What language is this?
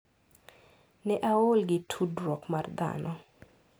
Luo (Kenya and Tanzania)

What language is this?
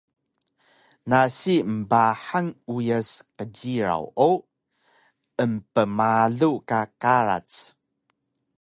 Taroko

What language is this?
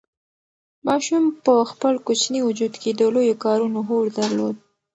Pashto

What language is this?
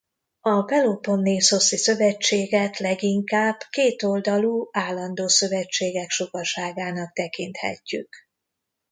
Hungarian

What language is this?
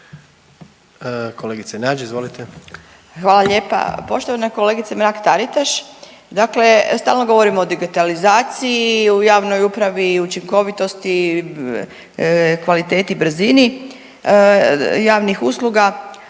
Croatian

